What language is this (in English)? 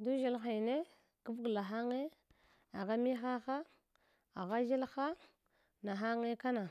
Hwana